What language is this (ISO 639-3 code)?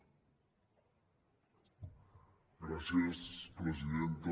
cat